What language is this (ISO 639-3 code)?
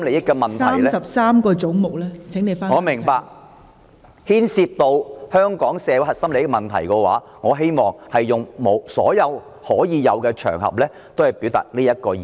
yue